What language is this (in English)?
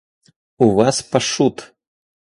Russian